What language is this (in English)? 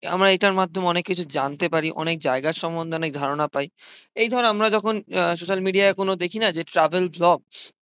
Bangla